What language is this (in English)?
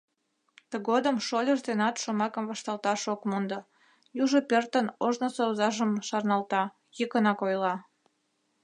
Mari